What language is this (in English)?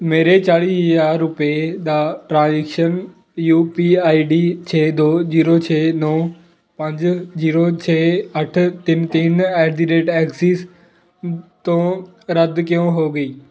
Punjabi